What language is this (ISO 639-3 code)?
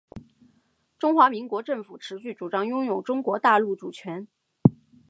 zho